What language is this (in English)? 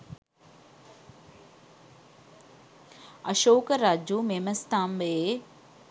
Sinhala